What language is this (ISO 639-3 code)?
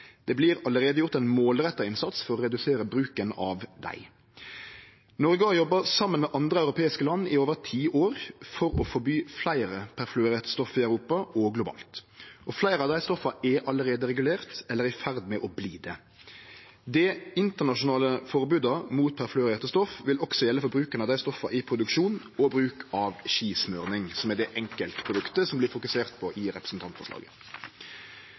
nno